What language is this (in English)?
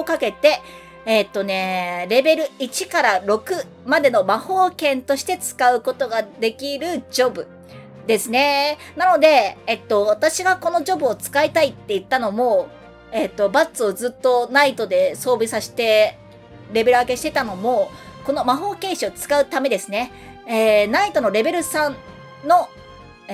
Japanese